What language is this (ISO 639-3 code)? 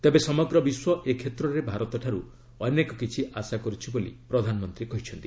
ori